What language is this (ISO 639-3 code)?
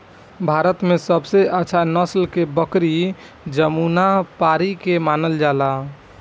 bho